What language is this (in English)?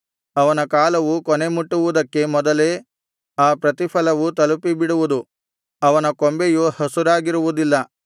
Kannada